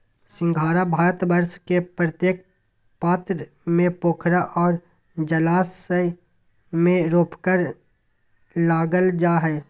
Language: Magahi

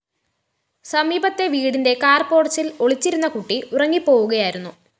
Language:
Malayalam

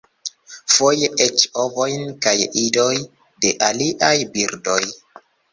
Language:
Esperanto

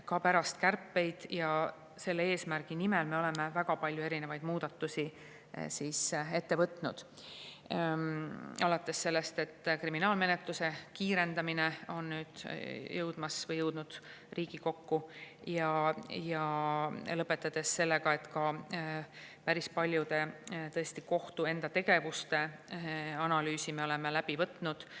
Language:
Estonian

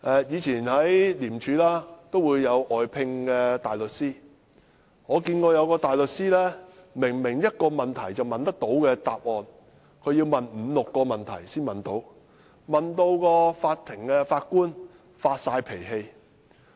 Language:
Cantonese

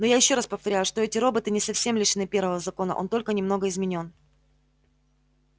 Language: Russian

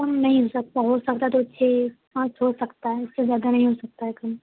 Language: Urdu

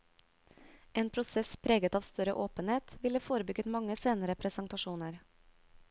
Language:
Norwegian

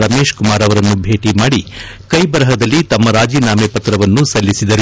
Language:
Kannada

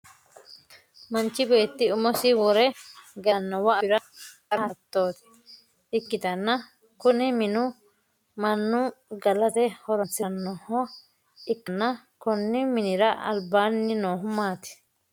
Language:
Sidamo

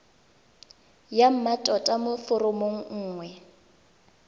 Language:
Tswana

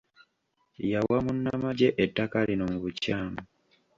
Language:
Ganda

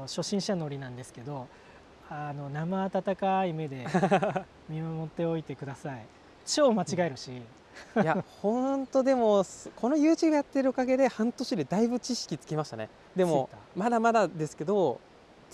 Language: Japanese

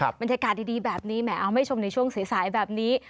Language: Thai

